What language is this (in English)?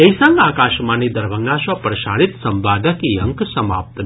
Maithili